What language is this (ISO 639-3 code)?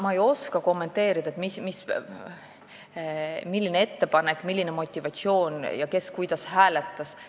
est